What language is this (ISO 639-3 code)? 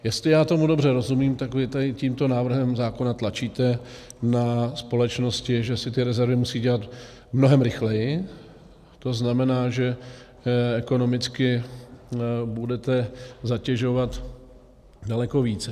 ces